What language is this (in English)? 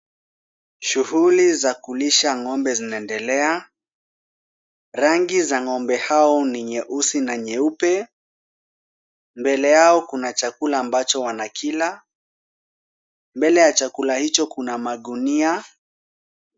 Swahili